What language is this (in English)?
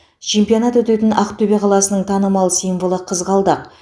Kazakh